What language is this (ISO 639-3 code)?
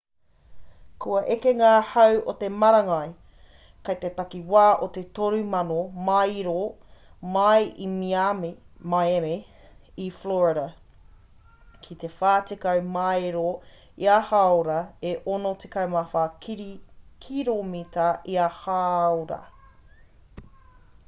mri